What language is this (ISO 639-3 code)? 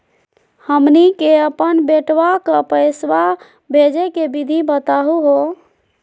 mag